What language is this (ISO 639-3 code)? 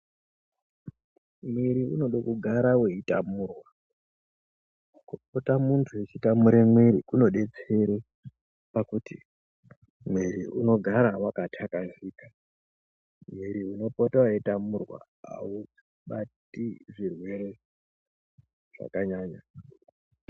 ndc